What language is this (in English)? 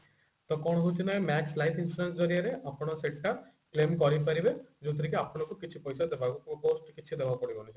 Odia